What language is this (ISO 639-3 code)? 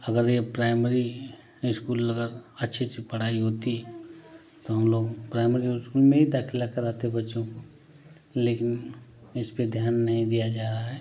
hin